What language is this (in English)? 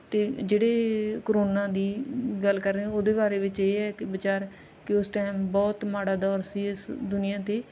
Punjabi